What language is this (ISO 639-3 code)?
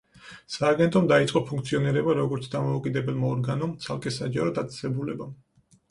kat